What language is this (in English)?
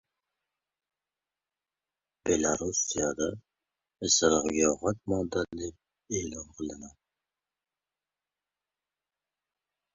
Uzbek